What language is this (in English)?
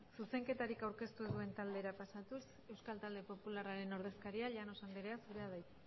Basque